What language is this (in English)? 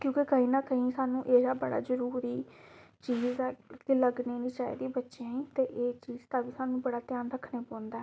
Dogri